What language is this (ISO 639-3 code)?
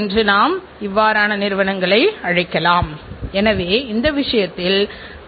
tam